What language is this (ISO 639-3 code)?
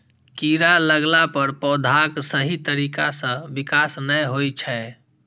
mai